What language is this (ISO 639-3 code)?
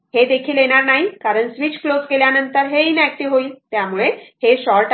mar